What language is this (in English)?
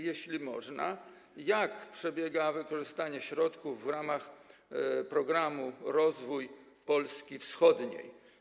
Polish